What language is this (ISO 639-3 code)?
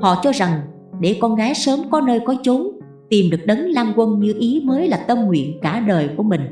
vie